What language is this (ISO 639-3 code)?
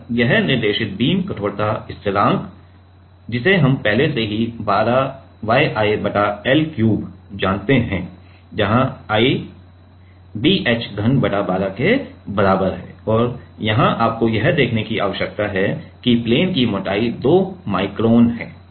hin